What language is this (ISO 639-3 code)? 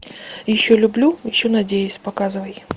rus